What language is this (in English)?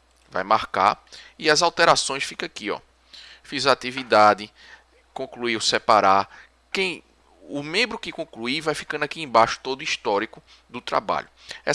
Portuguese